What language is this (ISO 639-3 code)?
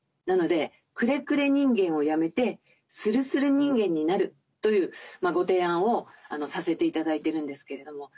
jpn